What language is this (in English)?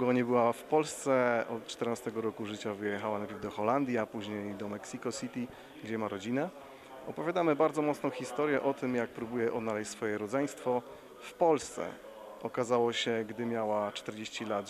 Polish